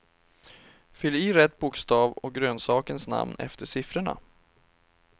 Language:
Swedish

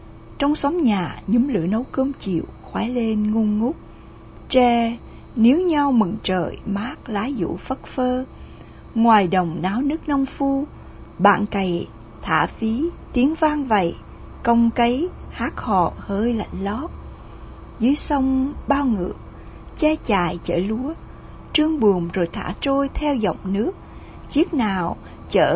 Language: Vietnamese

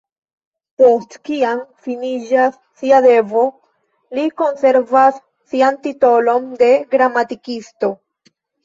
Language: Esperanto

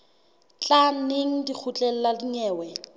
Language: Southern Sotho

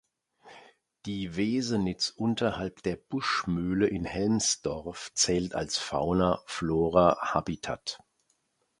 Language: German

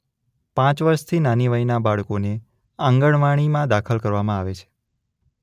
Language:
Gujarati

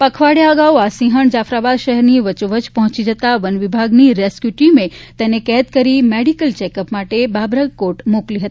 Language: Gujarati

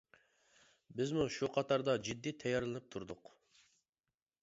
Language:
Uyghur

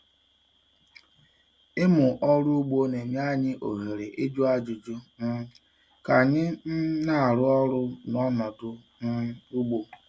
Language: Igbo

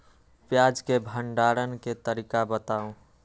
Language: Magahi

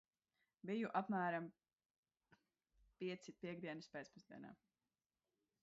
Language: Latvian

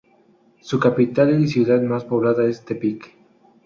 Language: Spanish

